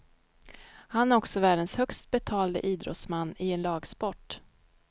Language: Swedish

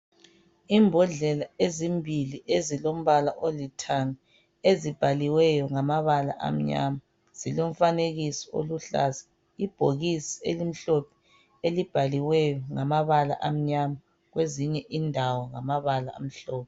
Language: North Ndebele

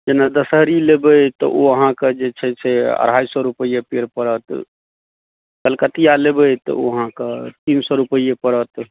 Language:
Maithili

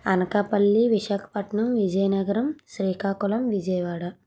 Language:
Telugu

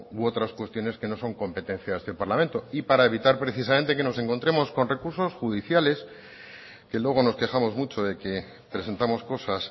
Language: Spanish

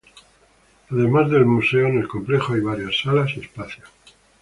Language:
Spanish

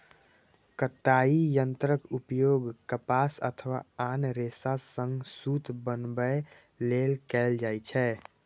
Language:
Maithili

